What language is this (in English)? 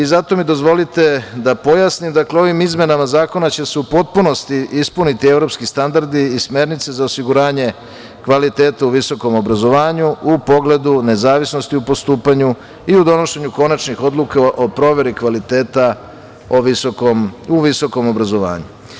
Serbian